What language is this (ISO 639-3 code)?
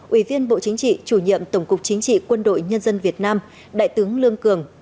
vie